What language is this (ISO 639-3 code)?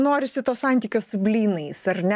lit